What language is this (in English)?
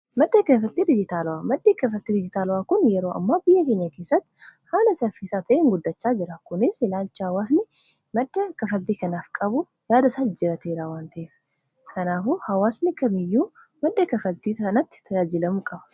Oromo